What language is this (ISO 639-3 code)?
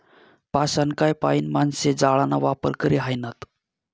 mar